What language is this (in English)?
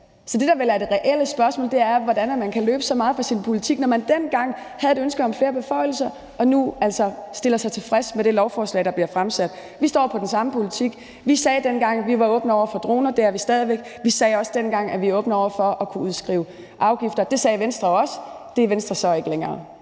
Danish